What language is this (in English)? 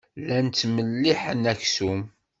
Kabyle